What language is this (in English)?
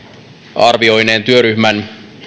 Finnish